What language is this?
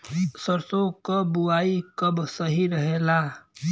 Bhojpuri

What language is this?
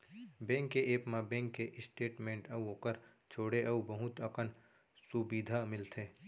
Chhattisgarhi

